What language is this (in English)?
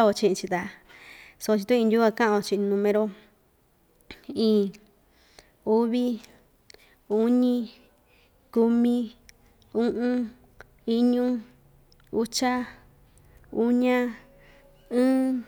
Ixtayutla Mixtec